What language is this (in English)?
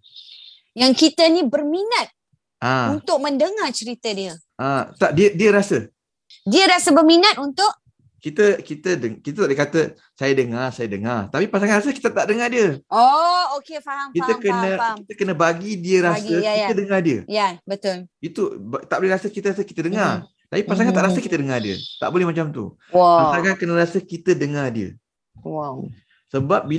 Malay